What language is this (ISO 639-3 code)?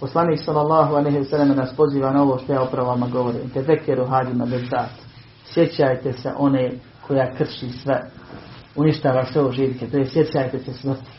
hrv